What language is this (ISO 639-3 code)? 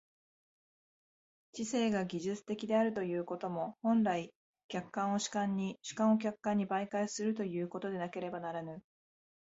jpn